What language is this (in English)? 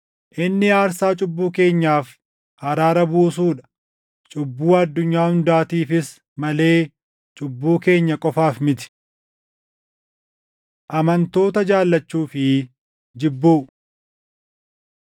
Oromo